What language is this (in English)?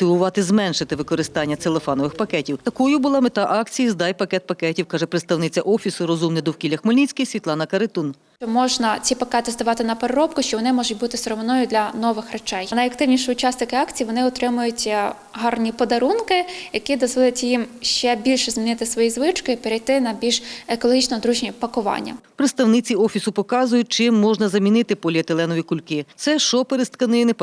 Ukrainian